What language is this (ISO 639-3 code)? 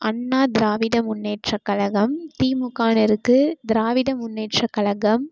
tam